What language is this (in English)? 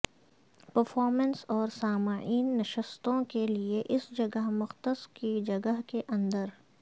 Urdu